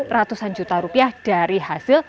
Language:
Indonesian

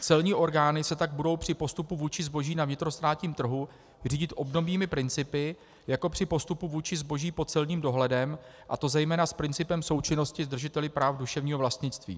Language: Czech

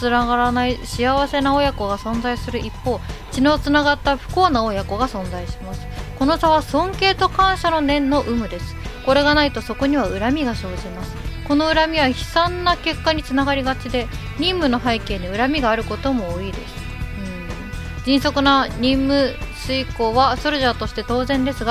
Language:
Japanese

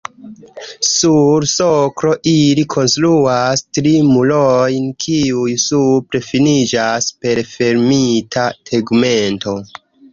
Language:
Esperanto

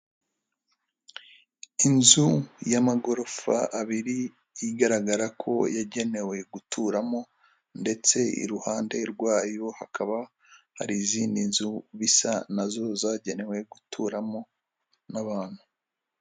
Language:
Kinyarwanda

